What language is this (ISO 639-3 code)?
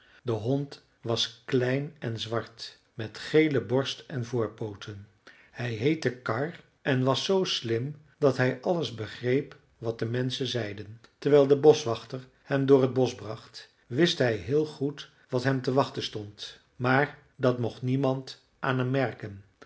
nld